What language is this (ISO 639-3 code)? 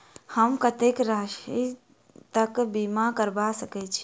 mai